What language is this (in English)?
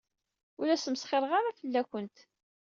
Kabyle